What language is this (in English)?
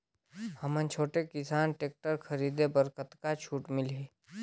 Chhattisgarhi